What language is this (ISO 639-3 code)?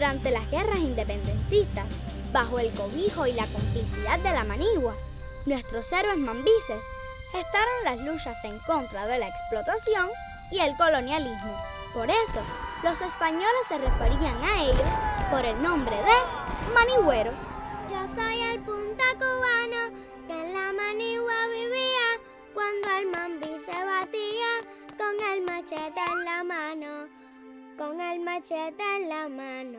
spa